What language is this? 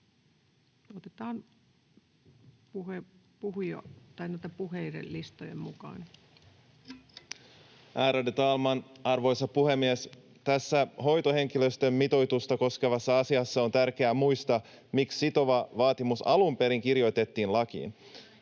Finnish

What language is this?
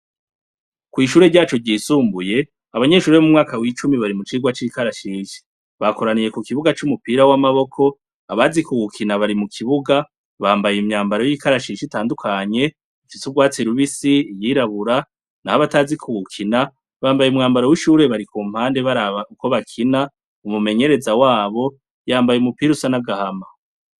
Rundi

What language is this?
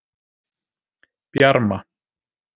Icelandic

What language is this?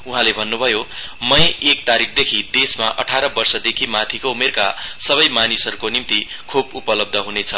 Nepali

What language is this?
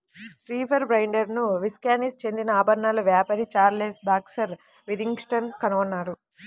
Telugu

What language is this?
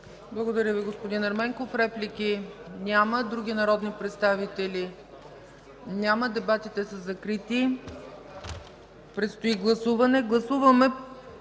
Bulgarian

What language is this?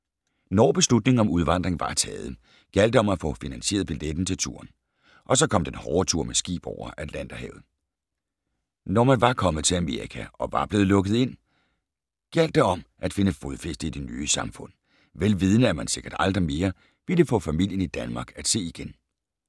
Danish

